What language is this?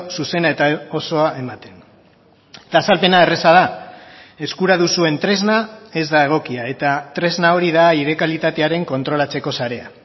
Basque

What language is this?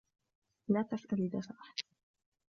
Arabic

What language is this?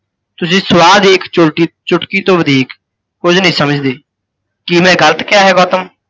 Punjabi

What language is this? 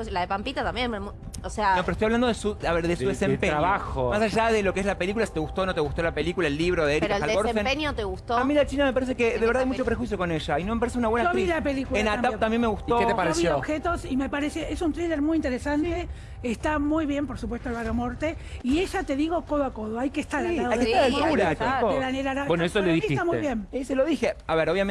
Spanish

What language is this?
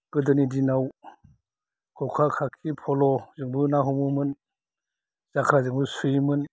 Bodo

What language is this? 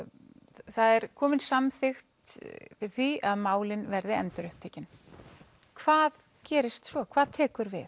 Icelandic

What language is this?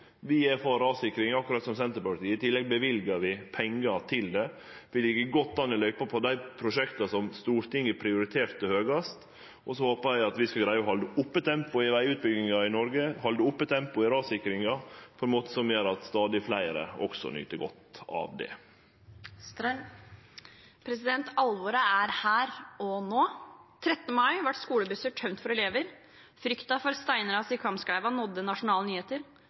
Norwegian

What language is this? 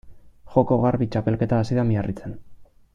Basque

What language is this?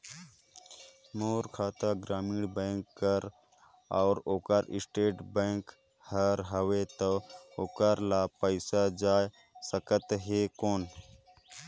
Chhattisgarhi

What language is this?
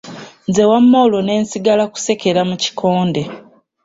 Ganda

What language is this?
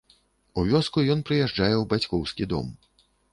Belarusian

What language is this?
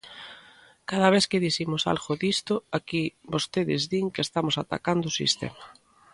Galician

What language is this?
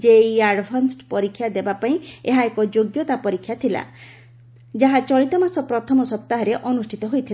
Odia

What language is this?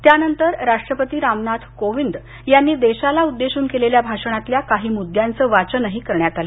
Marathi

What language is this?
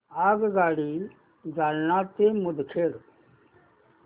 Marathi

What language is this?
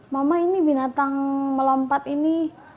Indonesian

